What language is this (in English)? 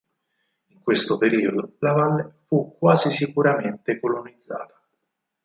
Italian